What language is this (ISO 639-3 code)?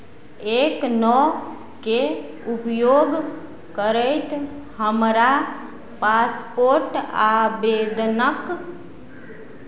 mai